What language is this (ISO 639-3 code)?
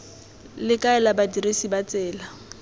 tsn